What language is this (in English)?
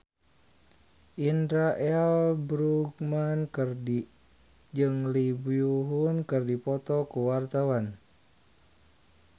Sundanese